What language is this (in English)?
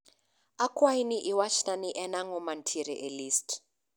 Luo (Kenya and Tanzania)